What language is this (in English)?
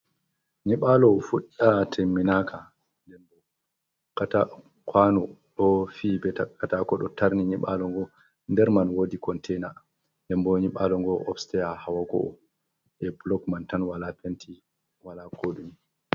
Fula